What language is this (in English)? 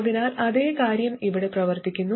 Malayalam